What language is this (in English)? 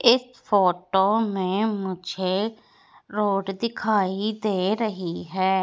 Hindi